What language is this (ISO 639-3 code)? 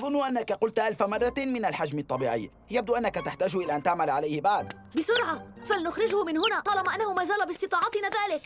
ara